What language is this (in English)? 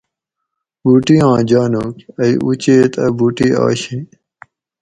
Gawri